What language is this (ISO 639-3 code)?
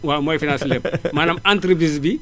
wol